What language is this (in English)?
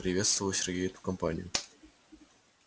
Russian